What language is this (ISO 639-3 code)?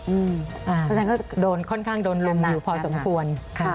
tha